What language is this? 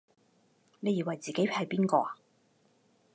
Cantonese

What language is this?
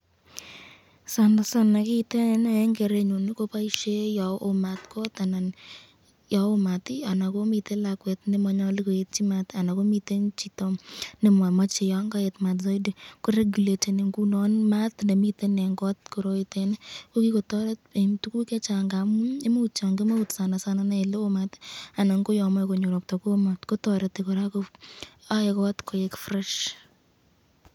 Kalenjin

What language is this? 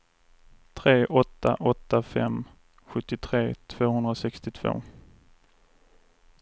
Swedish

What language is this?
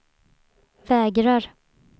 Swedish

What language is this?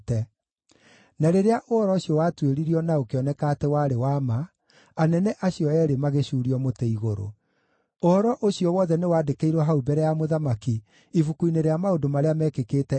Kikuyu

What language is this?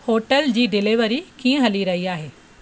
Sindhi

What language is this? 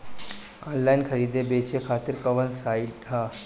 Bhojpuri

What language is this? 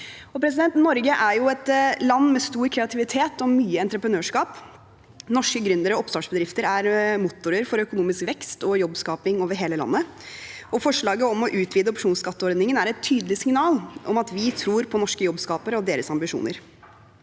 Norwegian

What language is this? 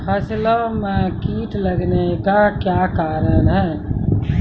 Maithili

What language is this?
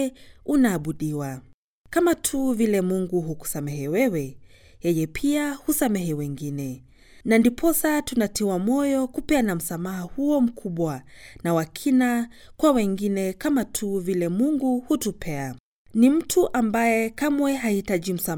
Swahili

